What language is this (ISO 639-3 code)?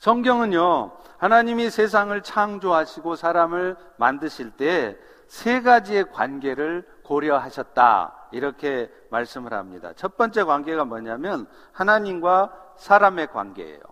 kor